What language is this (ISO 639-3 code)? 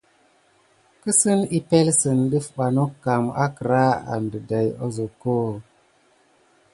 gid